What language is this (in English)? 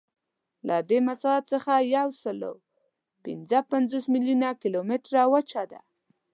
Pashto